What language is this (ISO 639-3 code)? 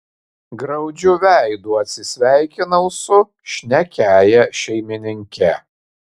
lit